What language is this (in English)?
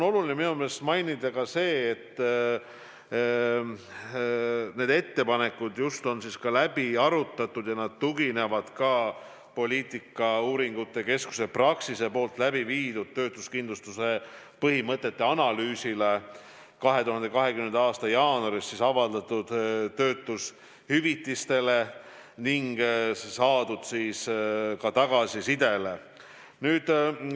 Estonian